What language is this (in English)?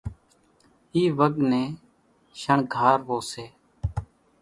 Kachi Koli